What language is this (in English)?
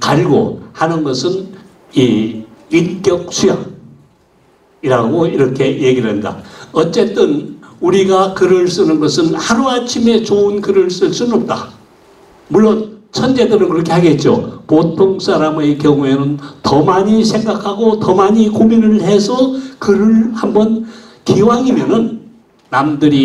Korean